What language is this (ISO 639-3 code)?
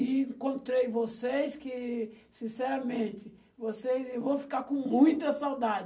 por